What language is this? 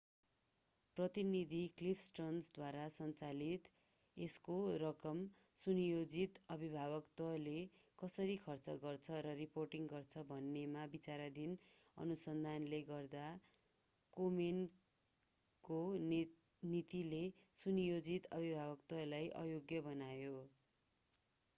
Nepali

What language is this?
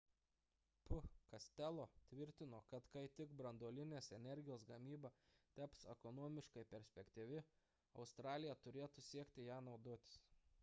Lithuanian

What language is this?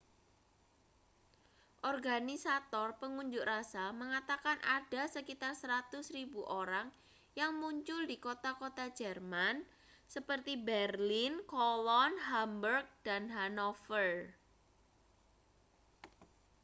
Indonesian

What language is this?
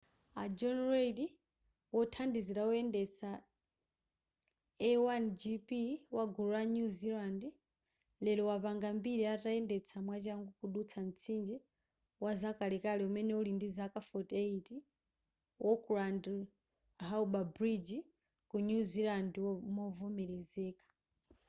Nyanja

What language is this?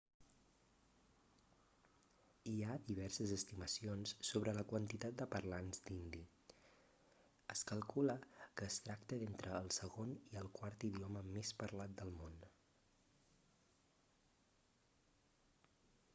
Catalan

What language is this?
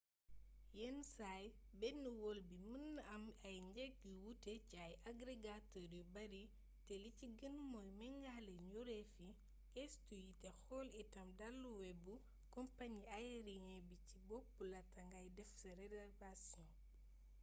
Wolof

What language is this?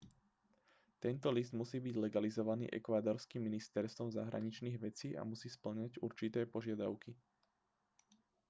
Slovak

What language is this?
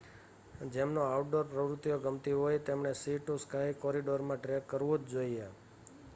Gujarati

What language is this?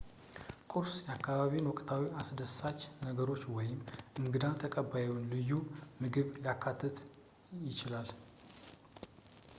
Amharic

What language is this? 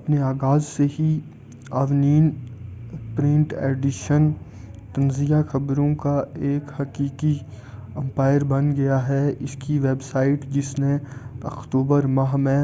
Urdu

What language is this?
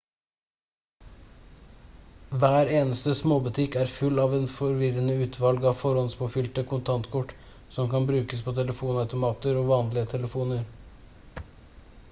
Norwegian Bokmål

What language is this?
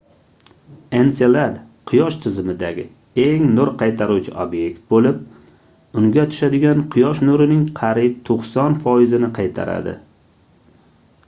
Uzbek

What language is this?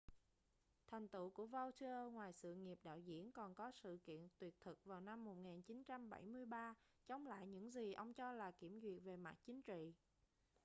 Vietnamese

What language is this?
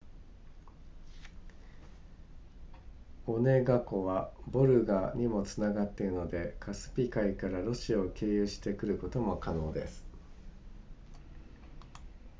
Japanese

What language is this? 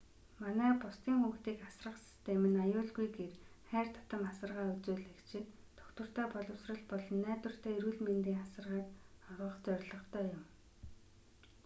Mongolian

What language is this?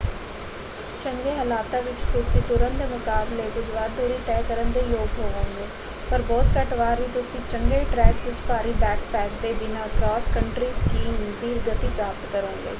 Punjabi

